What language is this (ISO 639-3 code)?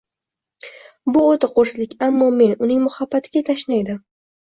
uzb